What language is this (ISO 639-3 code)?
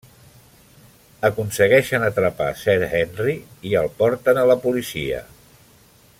cat